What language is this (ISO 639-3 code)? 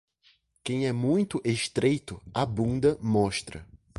por